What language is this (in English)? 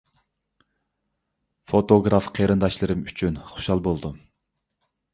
Uyghur